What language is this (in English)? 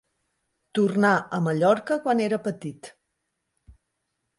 Catalan